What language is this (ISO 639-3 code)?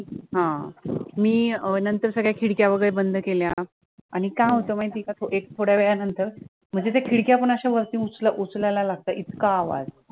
mar